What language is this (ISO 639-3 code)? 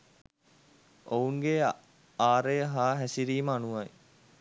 sin